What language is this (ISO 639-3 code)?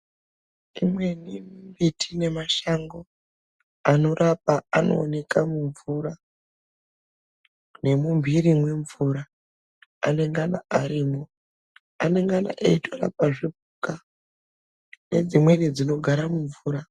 ndc